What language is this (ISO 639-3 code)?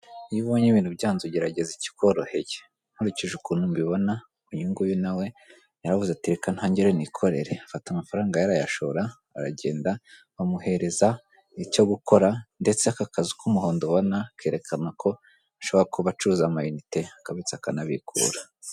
kin